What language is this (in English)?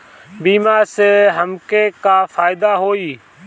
Bhojpuri